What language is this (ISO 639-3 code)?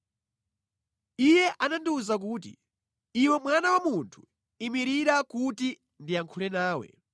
nya